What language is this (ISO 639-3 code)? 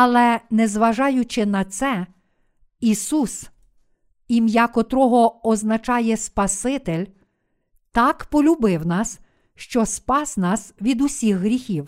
ukr